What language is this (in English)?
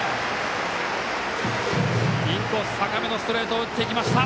Japanese